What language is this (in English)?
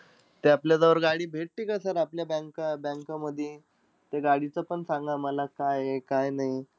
Marathi